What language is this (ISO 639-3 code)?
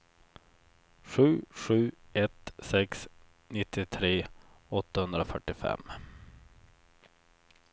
swe